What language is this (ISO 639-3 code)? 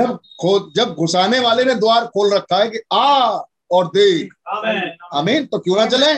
hin